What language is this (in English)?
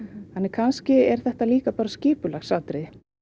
Icelandic